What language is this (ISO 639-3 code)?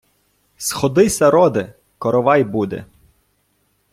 ukr